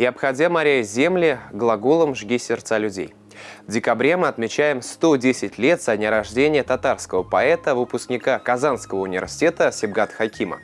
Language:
Russian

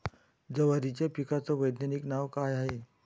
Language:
Marathi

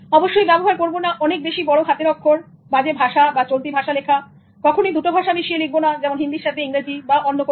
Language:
Bangla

